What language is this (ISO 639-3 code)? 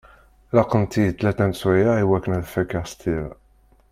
kab